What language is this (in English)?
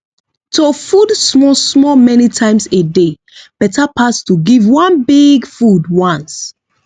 Nigerian Pidgin